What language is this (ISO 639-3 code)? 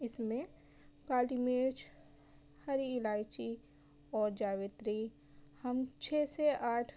urd